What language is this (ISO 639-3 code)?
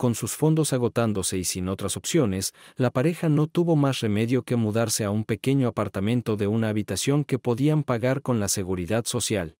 spa